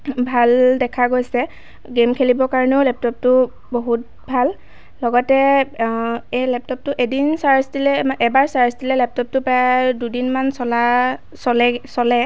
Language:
Assamese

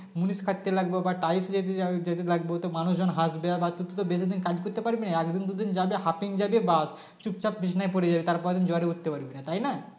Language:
Bangla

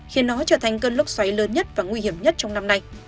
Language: Vietnamese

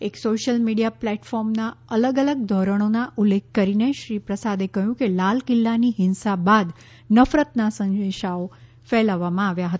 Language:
Gujarati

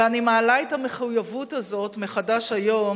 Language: Hebrew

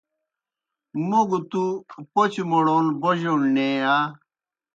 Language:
Kohistani Shina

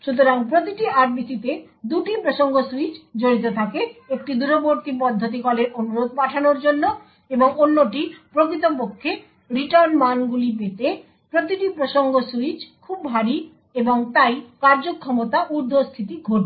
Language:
Bangla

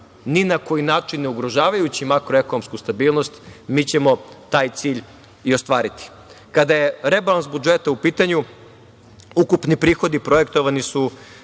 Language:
Serbian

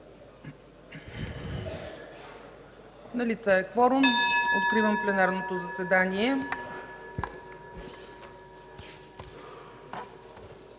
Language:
Bulgarian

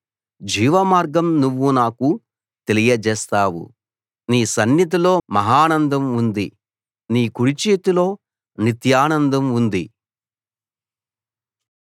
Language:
Telugu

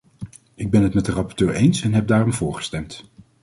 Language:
Dutch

